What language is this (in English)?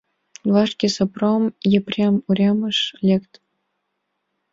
Mari